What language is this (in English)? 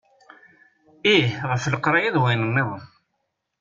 Kabyle